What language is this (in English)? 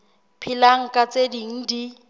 Southern Sotho